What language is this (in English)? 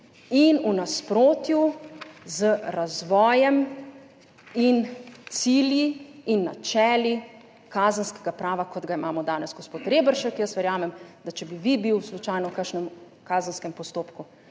Slovenian